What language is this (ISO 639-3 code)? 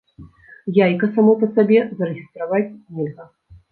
bel